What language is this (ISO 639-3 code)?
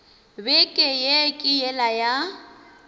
nso